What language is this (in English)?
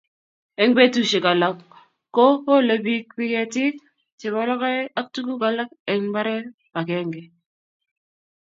Kalenjin